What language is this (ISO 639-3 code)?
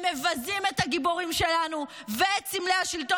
heb